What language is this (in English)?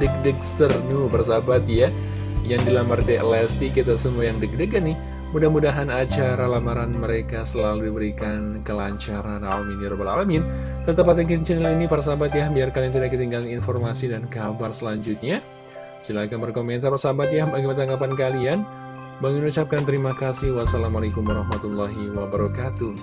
Indonesian